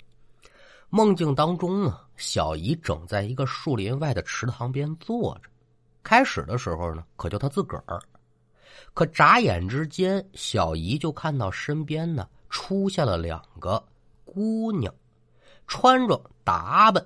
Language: Chinese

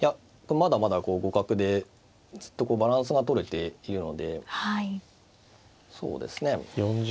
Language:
Japanese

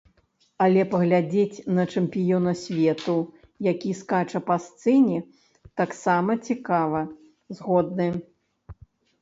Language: Belarusian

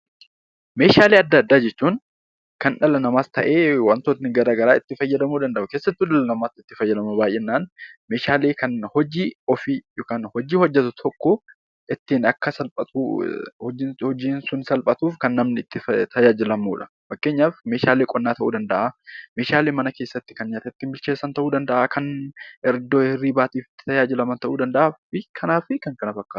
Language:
Oromo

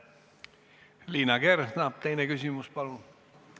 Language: Estonian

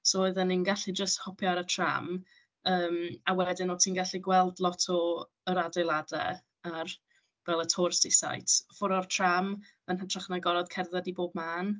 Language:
Welsh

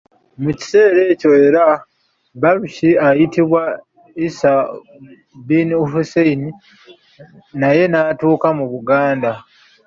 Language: Ganda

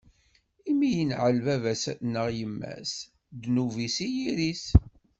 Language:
Kabyle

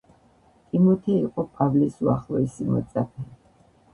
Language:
Georgian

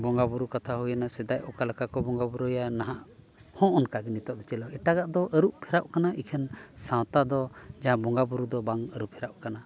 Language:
Santali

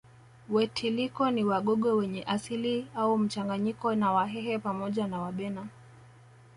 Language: Swahili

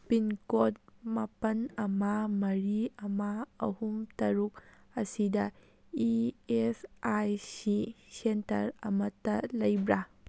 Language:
Manipuri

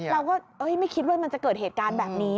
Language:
Thai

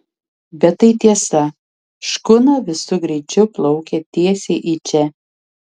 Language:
Lithuanian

